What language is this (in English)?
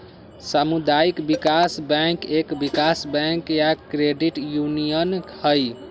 Magahi